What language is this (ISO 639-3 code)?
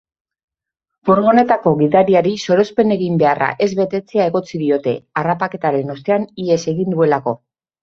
eus